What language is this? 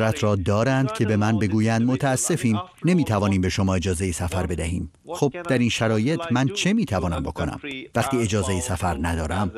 Persian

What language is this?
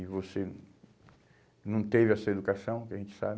Portuguese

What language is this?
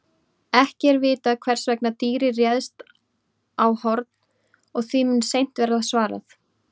Icelandic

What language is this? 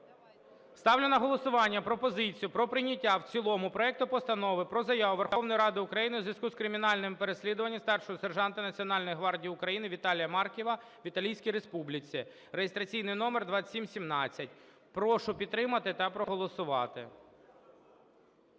Ukrainian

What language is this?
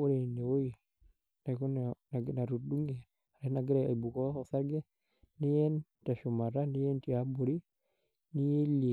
Masai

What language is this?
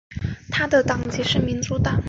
Chinese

